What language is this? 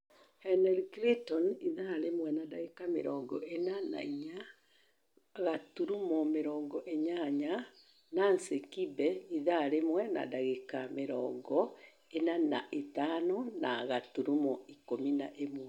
Kikuyu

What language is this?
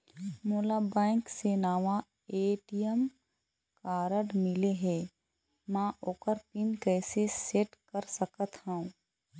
Chhattisgarhi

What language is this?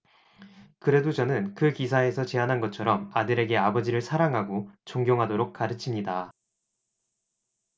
Korean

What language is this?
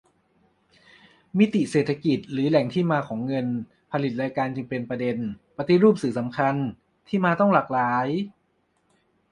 Thai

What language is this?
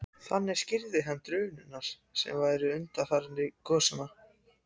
Icelandic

